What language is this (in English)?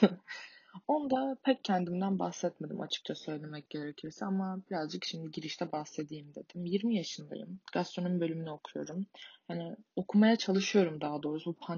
Turkish